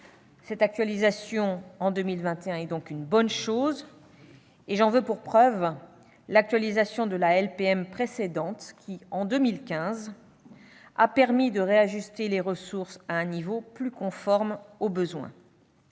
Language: French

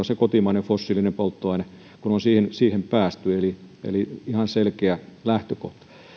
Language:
Finnish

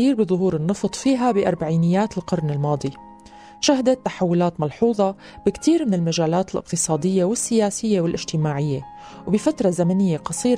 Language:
Arabic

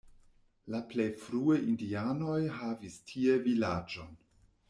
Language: Esperanto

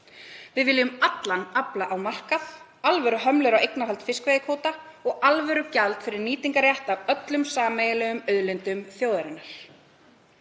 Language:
Icelandic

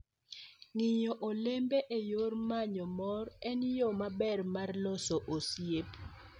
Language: Luo (Kenya and Tanzania)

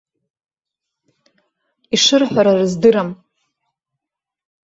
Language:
Abkhazian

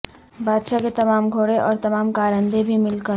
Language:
Urdu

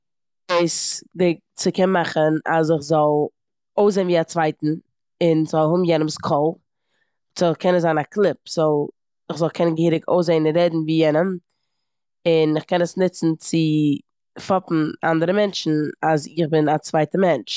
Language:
Yiddish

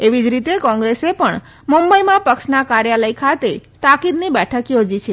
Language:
Gujarati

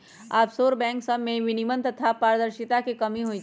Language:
Magahi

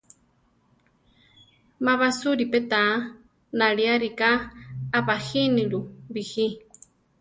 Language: Central Tarahumara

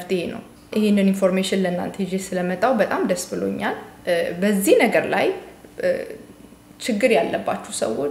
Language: Arabic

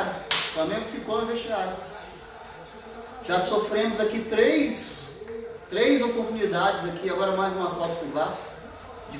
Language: Portuguese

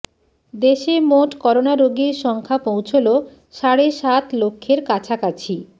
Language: Bangla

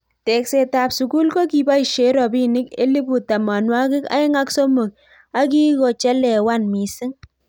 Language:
Kalenjin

